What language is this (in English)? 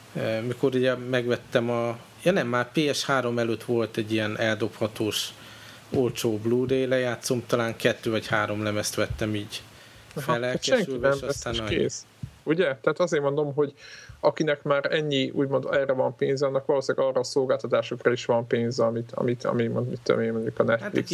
Hungarian